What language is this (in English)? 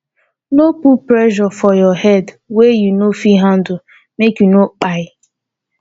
Nigerian Pidgin